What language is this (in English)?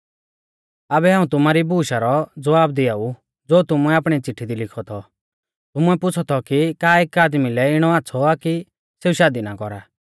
Mahasu Pahari